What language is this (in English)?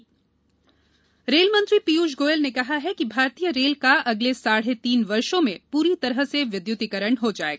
Hindi